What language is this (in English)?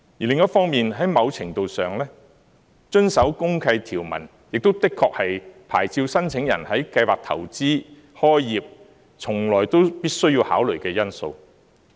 Cantonese